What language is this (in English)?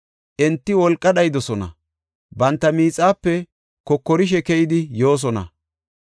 Gofa